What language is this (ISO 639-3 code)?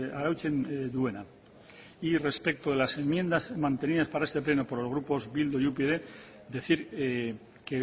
spa